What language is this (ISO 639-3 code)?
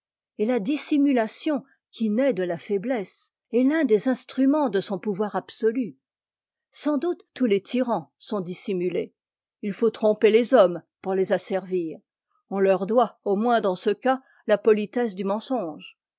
fra